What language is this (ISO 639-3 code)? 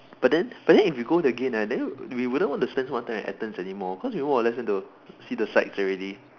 eng